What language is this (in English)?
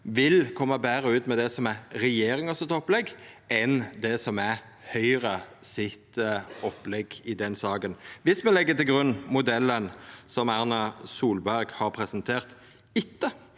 Norwegian